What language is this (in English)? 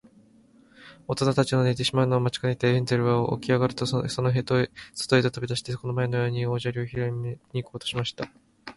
Japanese